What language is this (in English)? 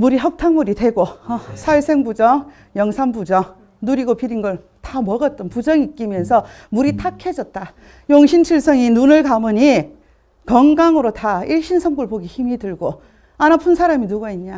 Korean